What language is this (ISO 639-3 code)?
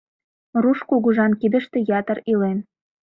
chm